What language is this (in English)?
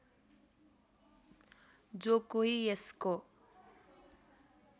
Nepali